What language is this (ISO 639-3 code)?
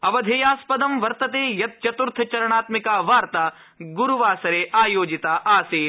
san